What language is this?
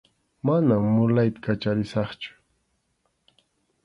Arequipa-La Unión Quechua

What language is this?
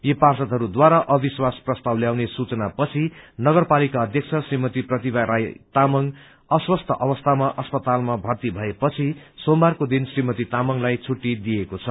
Nepali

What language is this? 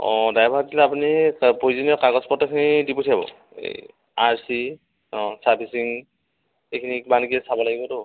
Assamese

